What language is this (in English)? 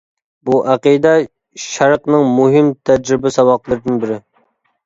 Uyghur